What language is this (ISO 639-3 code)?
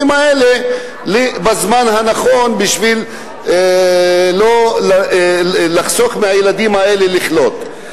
heb